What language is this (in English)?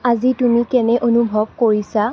Assamese